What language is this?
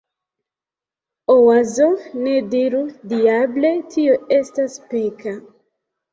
Esperanto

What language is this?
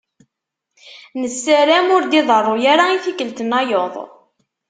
Kabyle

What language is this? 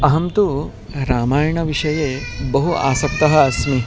Sanskrit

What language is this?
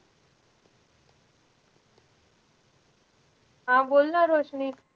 Marathi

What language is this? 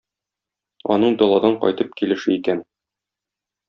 Tatar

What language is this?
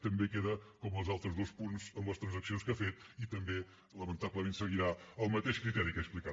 Catalan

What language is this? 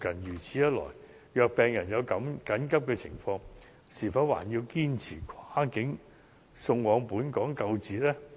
Cantonese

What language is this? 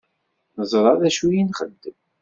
Kabyle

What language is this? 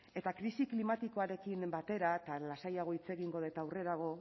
Basque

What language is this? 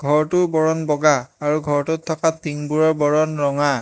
Assamese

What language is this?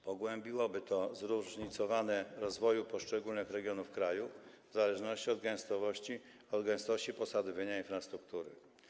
Polish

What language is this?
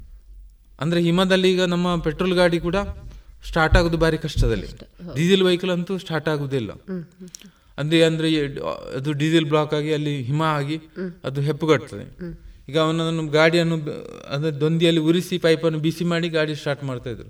Kannada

